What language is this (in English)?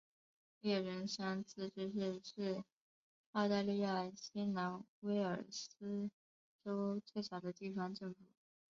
Chinese